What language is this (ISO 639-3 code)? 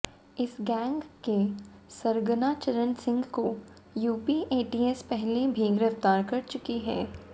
hin